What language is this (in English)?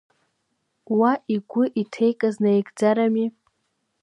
Abkhazian